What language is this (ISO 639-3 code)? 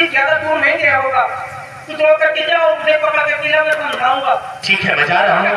hin